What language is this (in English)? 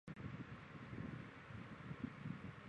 Chinese